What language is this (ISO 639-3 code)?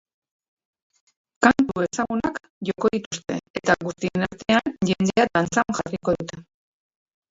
eus